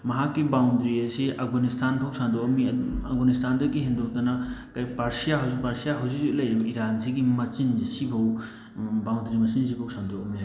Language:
Manipuri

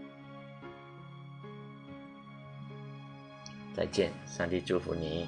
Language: Chinese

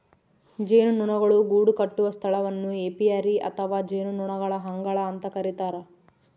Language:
Kannada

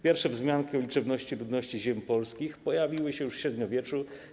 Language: Polish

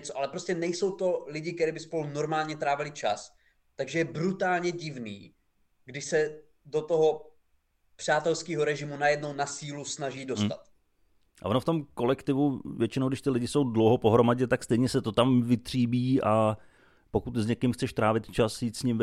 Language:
Czech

